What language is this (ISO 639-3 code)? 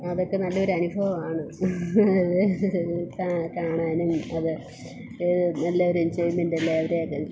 mal